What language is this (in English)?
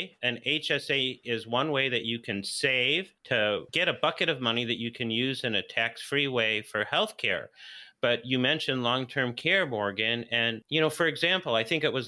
English